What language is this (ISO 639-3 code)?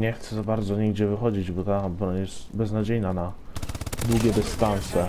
pol